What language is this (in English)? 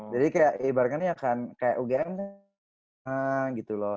Indonesian